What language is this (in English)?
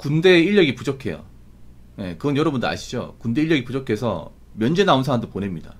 Korean